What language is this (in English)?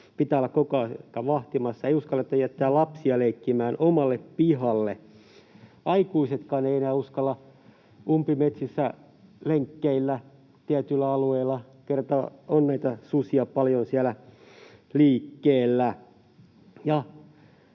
Finnish